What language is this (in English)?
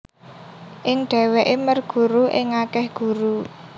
Javanese